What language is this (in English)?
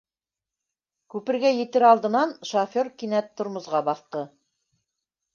Bashkir